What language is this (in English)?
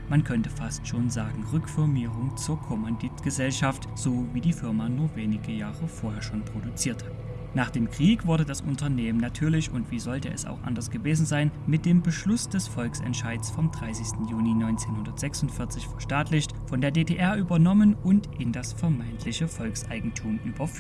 German